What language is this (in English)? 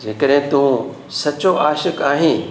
Sindhi